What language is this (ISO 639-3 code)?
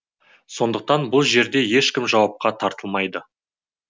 kaz